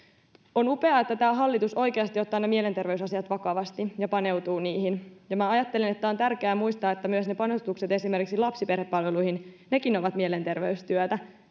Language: Finnish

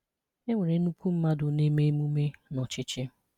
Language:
Igbo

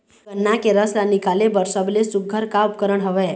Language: Chhattisgarhi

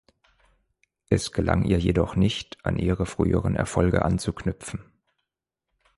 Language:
German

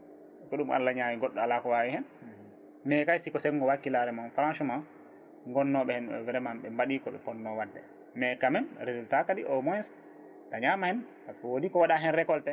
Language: Fula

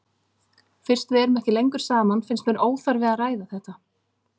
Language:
Icelandic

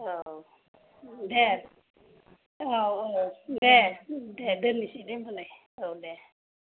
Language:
Bodo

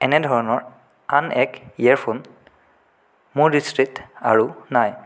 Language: Assamese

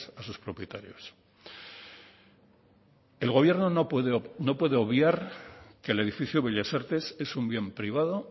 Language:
Spanish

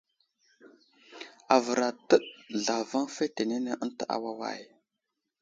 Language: Wuzlam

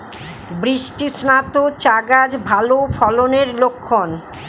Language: Bangla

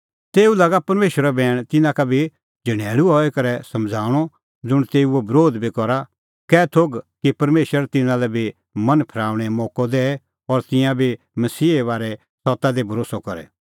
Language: Kullu Pahari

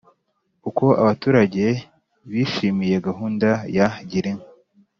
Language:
Kinyarwanda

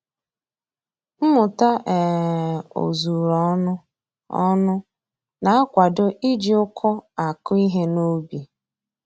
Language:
Igbo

